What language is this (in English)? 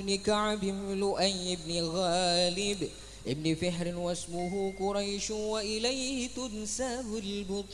Arabic